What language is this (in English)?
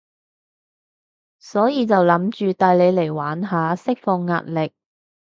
Cantonese